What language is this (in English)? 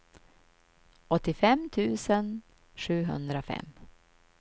Swedish